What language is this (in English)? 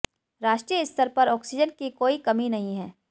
Hindi